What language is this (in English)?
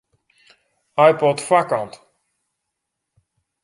Western Frisian